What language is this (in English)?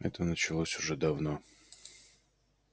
Russian